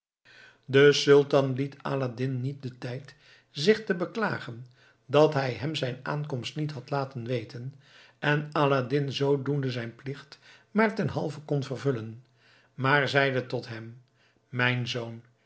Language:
Dutch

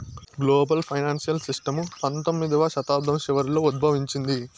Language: Telugu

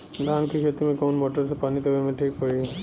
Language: Bhojpuri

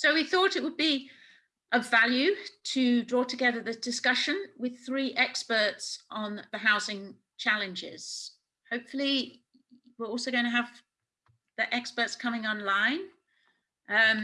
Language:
English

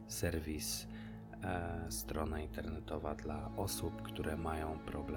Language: Polish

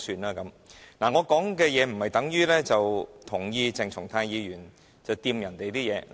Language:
Cantonese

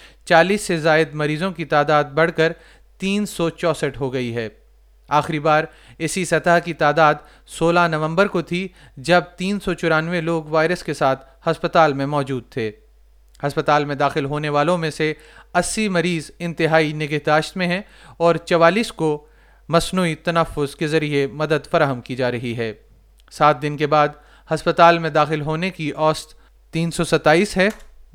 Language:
Urdu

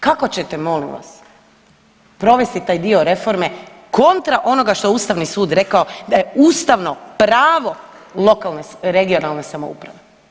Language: Croatian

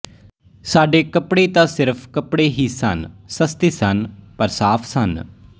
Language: Punjabi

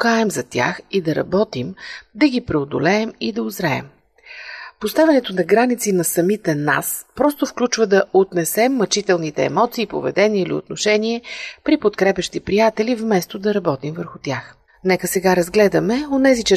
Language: Bulgarian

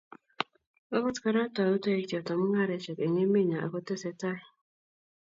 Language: Kalenjin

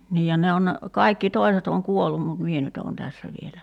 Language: Finnish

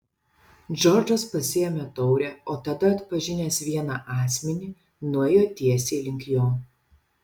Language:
Lithuanian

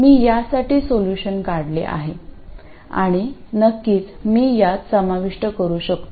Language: Marathi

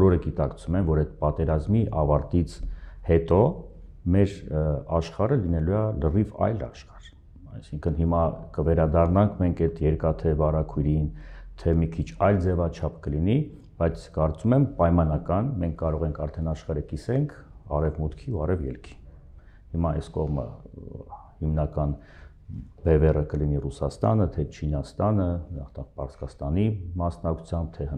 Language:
Romanian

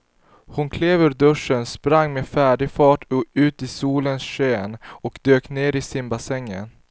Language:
Swedish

